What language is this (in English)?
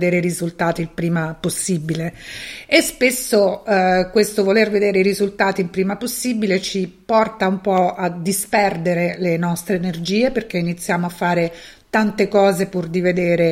Italian